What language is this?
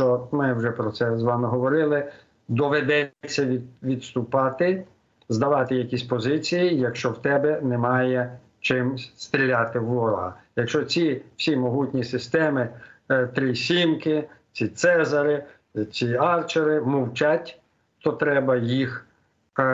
Ukrainian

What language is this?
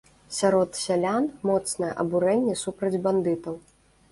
Belarusian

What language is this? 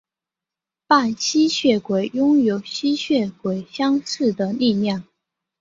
Chinese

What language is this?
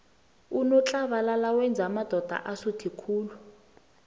South Ndebele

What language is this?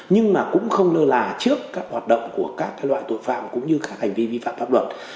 Vietnamese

